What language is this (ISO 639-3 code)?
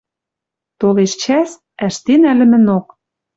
mrj